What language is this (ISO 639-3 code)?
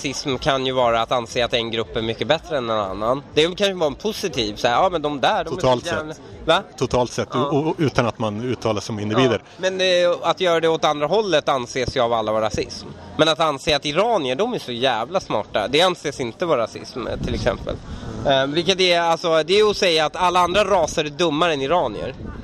swe